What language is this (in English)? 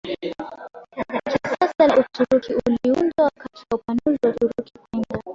Swahili